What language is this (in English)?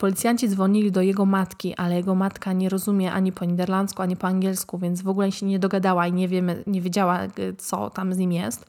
Polish